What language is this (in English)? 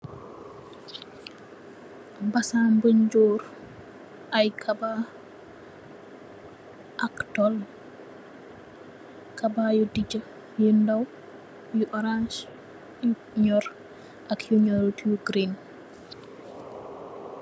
Wolof